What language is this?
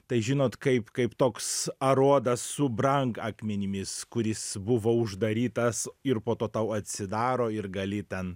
Lithuanian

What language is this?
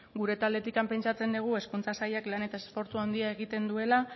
Basque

